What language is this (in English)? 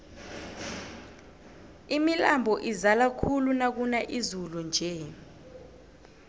South Ndebele